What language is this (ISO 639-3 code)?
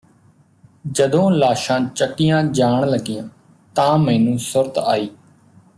pan